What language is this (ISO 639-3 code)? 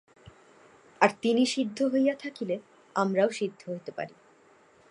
ben